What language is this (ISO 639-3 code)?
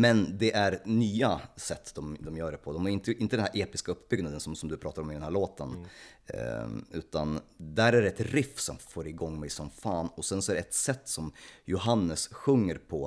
swe